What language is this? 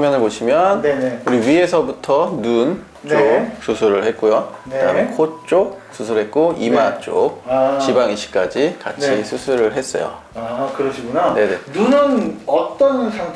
Korean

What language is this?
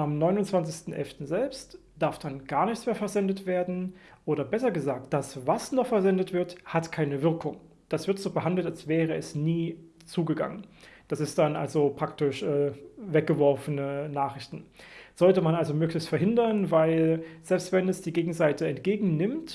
German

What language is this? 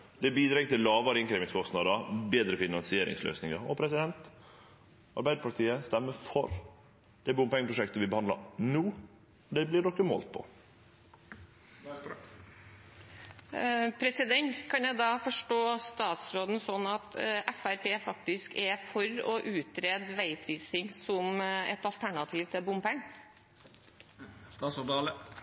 Norwegian Nynorsk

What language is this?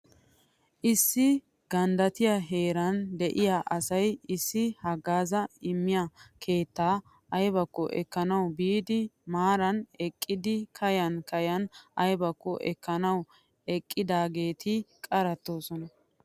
Wolaytta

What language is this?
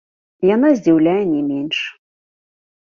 Belarusian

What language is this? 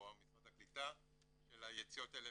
Hebrew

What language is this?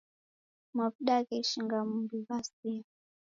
Taita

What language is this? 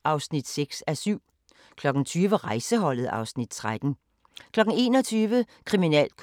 Danish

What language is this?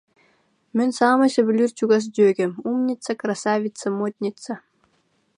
Yakut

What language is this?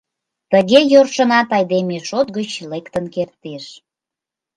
Mari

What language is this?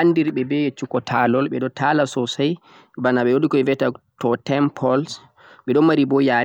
Central-Eastern Niger Fulfulde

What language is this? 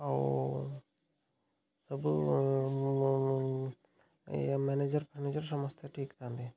Odia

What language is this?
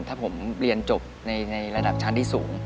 Thai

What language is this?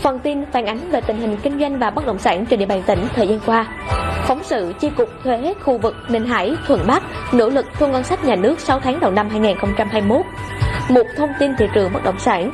Vietnamese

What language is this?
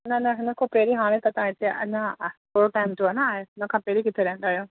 Sindhi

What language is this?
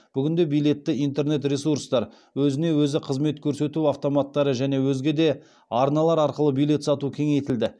Kazakh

